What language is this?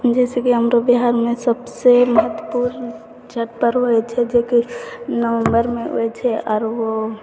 Maithili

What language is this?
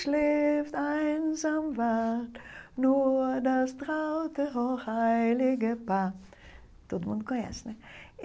Portuguese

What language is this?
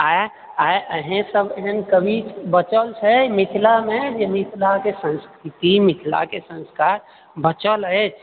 Maithili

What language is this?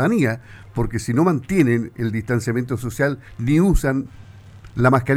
Spanish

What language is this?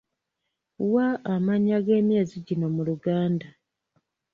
Ganda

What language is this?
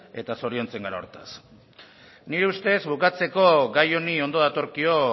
Basque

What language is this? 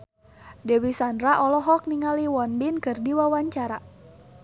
Sundanese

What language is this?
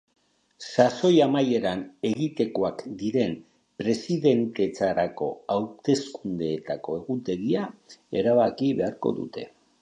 Basque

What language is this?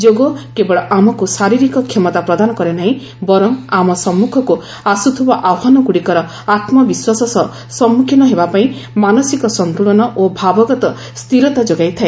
Odia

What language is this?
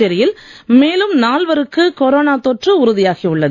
Tamil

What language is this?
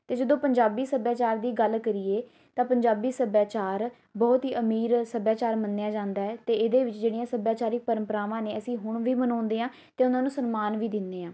Punjabi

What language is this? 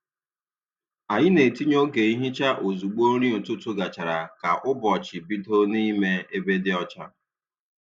Igbo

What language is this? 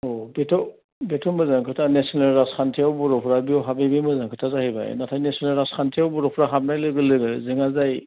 Bodo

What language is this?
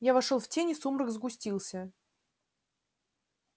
Russian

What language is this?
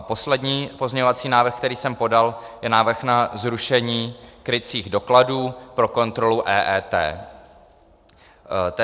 Czech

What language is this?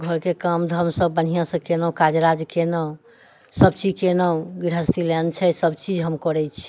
Maithili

